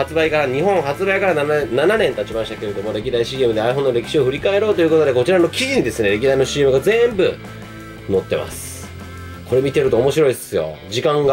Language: Japanese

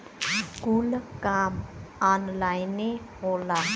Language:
Bhojpuri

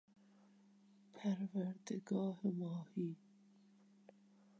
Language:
Persian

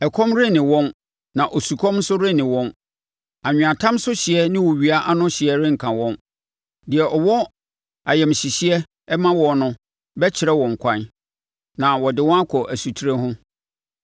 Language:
Akan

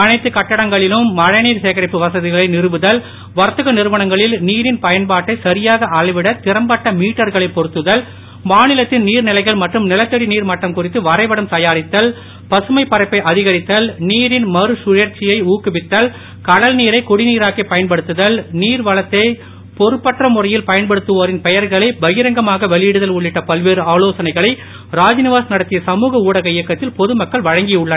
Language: Tamil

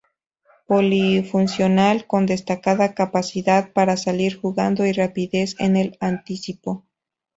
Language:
Spanish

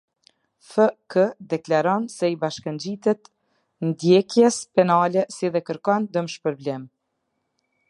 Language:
Albanian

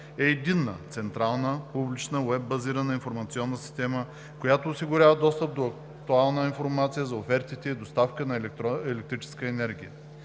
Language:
Bulgarian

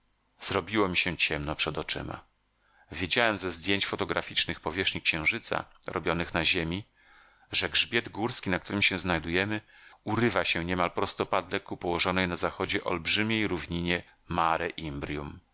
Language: Polish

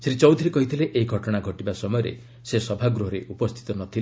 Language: Odia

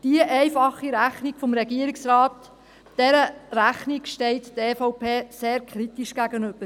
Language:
Swiss German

